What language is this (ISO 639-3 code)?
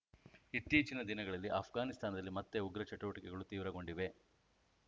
kan